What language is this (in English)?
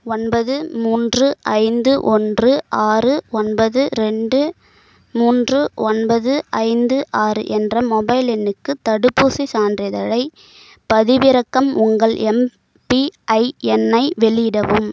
Tamil